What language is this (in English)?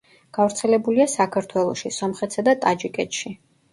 Georgian